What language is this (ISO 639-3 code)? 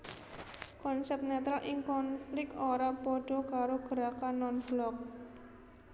jav